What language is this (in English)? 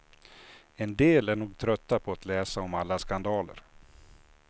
Swedish